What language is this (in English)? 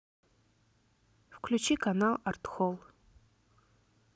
Russian